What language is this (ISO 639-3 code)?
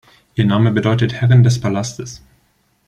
deu